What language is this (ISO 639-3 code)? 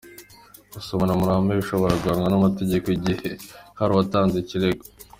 kin